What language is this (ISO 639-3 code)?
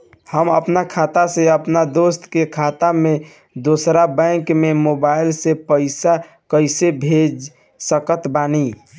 bho